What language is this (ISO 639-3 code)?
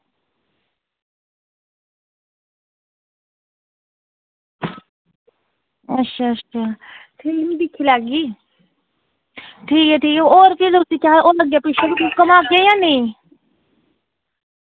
doi